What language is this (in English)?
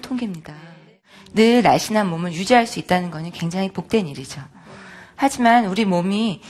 Korean